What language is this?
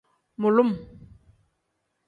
Tem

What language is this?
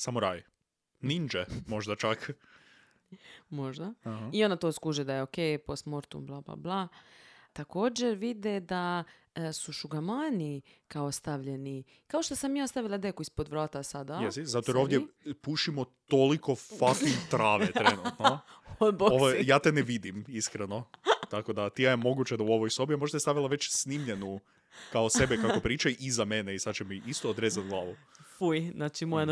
Croatian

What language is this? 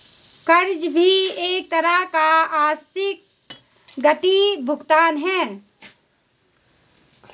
Hindi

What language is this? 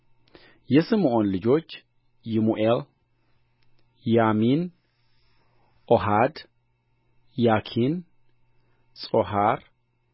Amharic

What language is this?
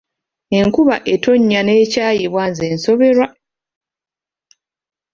Ganda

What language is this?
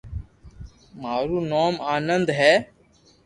Loarki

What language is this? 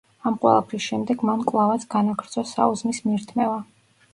Georgian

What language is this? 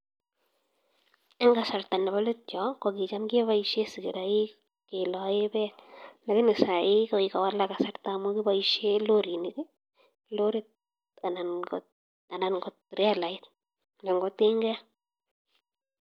Kalenjin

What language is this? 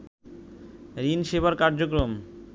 Bangla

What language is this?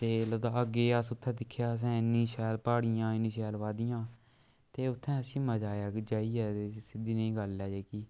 Dogri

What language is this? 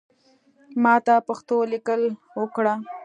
Pashto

